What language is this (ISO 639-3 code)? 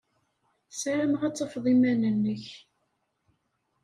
kab